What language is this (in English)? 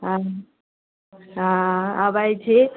Maithili